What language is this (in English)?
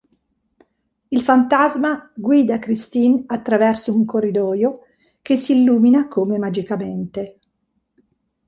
Italian